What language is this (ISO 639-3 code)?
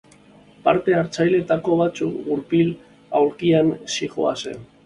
eus